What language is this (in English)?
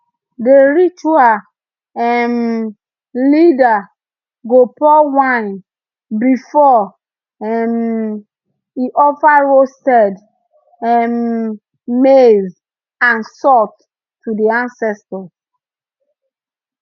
Nigerian Pidgin